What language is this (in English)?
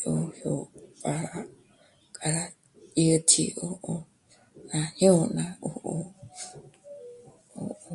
Michoacán Mazahua